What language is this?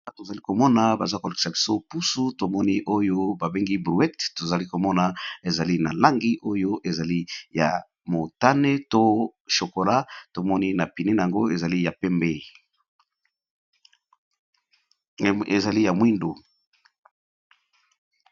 Lingala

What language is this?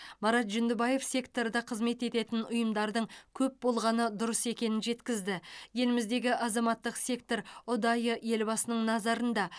Kazakh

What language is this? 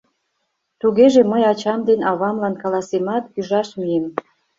Mari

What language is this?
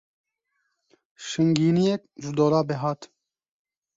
Kurdish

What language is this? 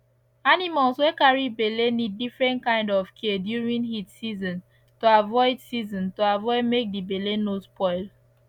Nigerian Pidgin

